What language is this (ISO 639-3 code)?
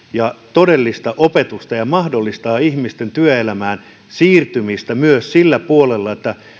fin